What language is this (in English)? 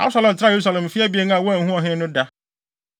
Akan